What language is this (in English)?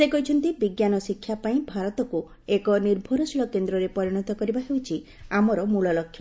Odia